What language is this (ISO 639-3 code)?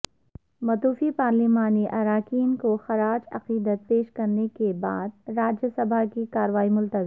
urd